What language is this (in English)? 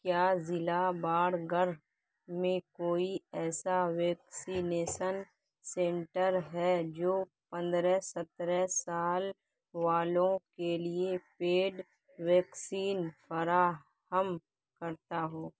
Urdu